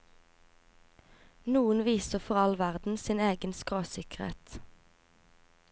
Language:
Norwegian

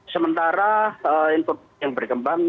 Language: Indonesian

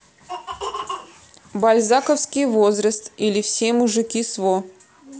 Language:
Russian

